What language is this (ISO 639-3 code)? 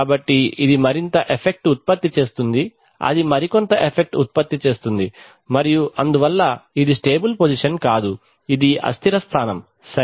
tel